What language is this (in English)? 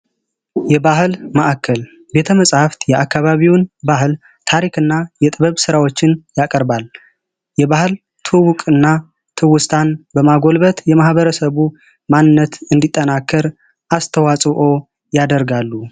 Amharic